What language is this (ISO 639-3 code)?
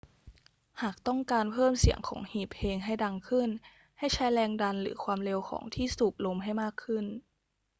tha